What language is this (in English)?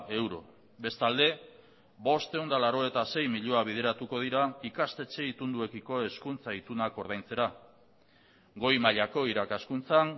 Basque